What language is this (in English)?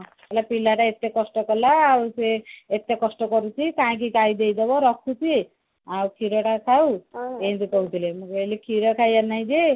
Odia